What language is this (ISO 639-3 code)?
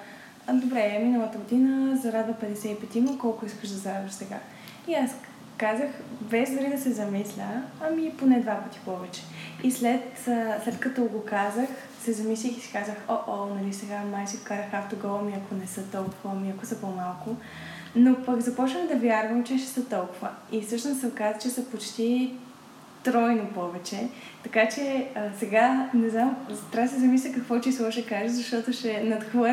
bul